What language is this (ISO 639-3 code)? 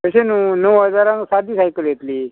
kok